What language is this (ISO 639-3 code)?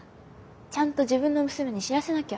jpn